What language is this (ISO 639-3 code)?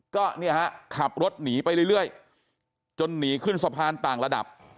tha